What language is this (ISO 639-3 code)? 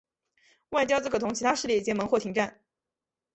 zho